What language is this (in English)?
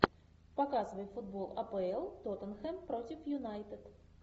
Russian